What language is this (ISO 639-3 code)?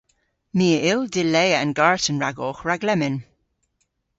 cor